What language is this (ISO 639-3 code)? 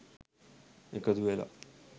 sin